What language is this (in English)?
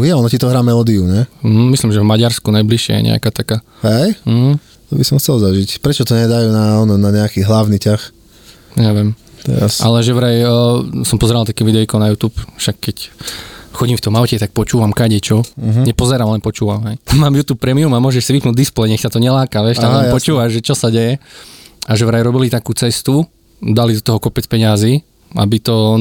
Slovak